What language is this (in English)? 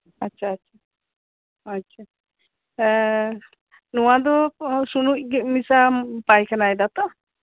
Santali